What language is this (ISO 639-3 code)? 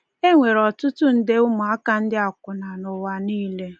ibo